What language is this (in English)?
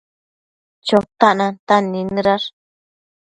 Matsés